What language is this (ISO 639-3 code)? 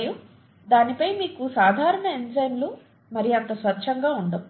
tel